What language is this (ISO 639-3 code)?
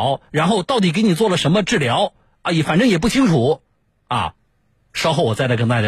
zho